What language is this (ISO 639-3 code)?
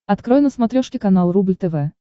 rus